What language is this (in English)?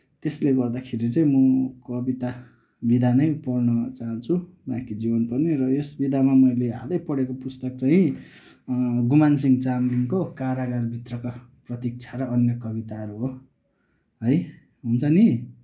Nepali